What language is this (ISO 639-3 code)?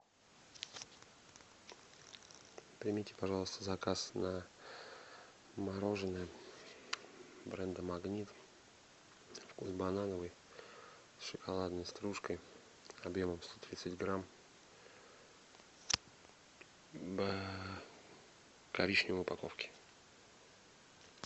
rus